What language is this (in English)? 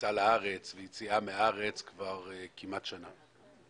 Hebrew